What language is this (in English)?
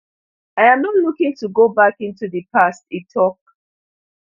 Nigerian Pidgin